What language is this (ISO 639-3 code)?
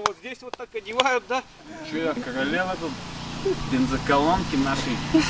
rus